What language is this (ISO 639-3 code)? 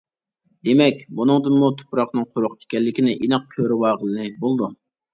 uig